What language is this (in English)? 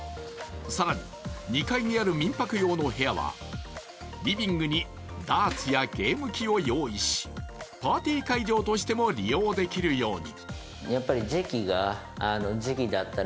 Japanese